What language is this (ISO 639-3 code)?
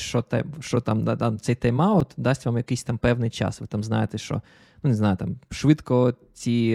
ukr